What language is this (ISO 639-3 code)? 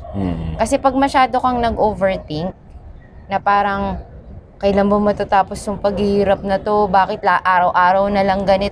fil